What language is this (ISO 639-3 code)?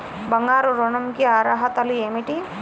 tel